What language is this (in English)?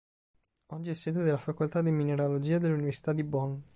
Italian